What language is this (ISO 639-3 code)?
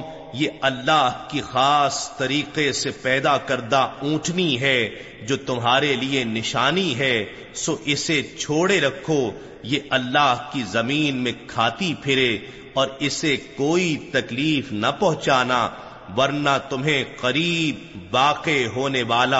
urd